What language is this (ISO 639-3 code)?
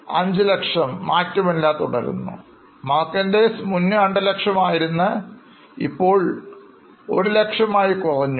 mal